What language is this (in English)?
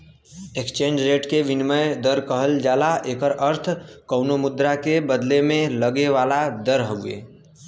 Bhojpuri